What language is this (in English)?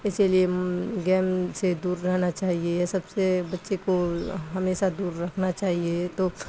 Urdu